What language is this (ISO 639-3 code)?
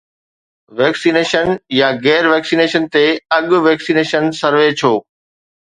snd